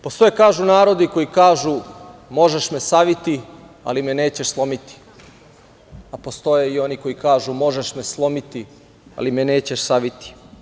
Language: Serbian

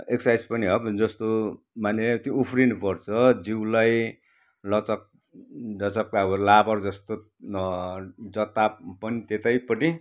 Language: Nepali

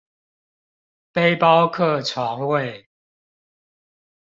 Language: Chinese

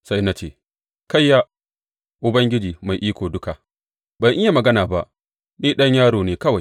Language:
Hausa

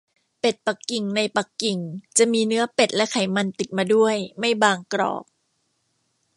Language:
Thai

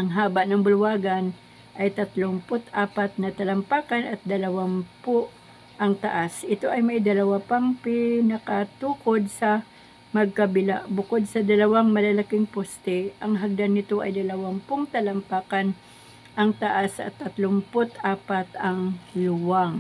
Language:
Filipino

